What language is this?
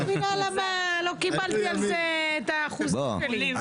Hebrew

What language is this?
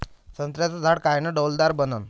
Marathi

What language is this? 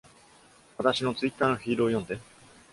Japanese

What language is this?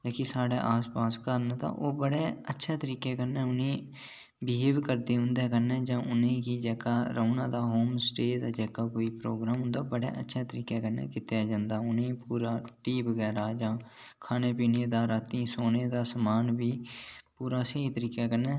Dogri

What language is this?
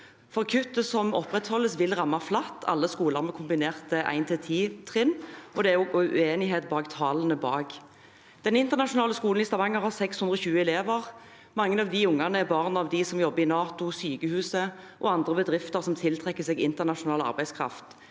Norwegian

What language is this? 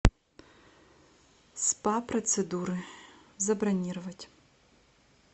Russian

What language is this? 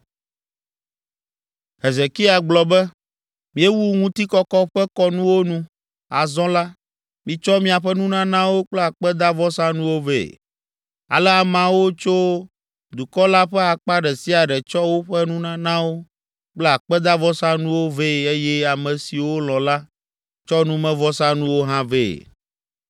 Ewe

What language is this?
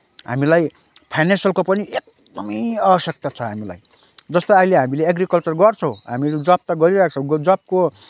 Nepali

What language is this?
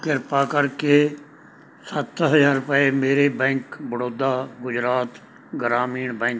Punjabi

